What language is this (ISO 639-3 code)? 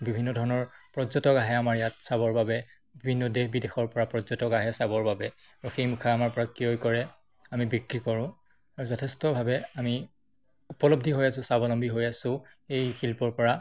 asm